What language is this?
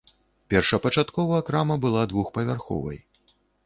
Belarusian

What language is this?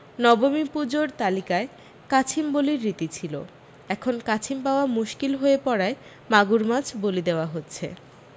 Bangla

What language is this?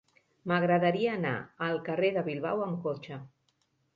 Catalan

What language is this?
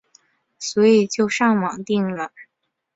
Chinese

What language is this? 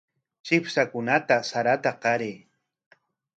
Corongo Ancash Quechua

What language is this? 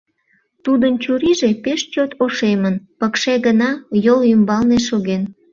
Mari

